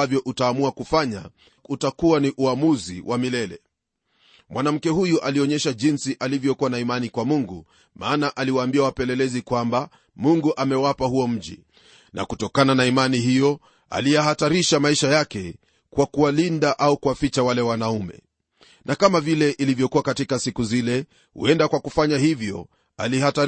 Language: Swahili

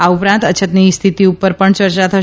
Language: Gujarati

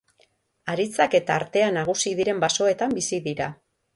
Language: Basque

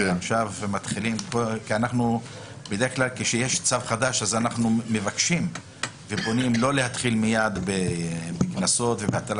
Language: Hebrew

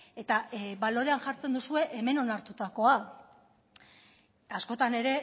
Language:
Basque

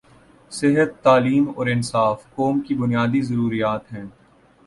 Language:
Urdu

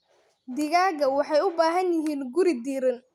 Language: Somali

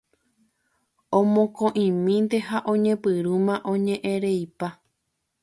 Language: Guarani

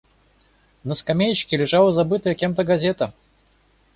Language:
Russian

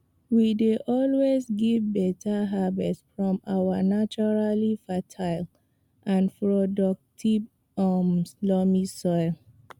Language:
Nigerian Pidgin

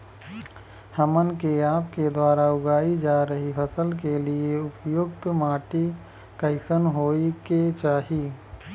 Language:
Bhojpuri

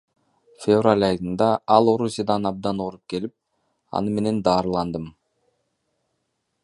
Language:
Kyrgyz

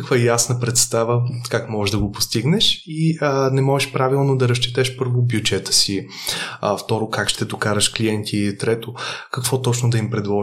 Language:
Bulgarian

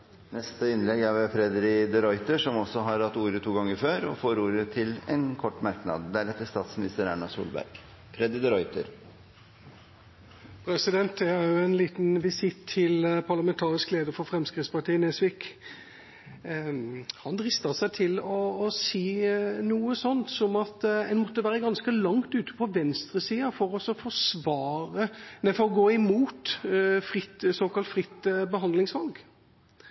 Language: Norwegian Bokmål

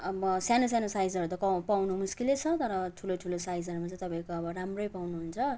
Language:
Nepali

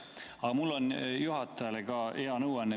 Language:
Estonian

